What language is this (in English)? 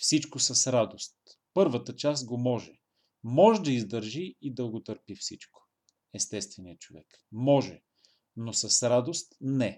Bulgarian